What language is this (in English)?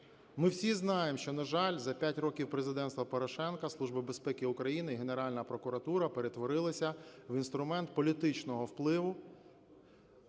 Ukrainian